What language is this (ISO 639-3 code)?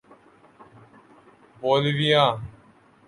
urd